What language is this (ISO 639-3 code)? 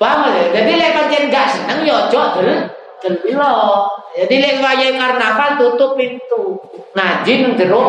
ind